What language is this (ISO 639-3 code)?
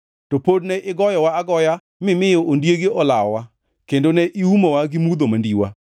luo